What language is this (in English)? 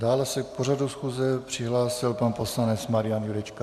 Czech